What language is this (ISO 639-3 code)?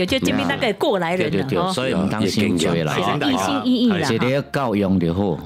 zho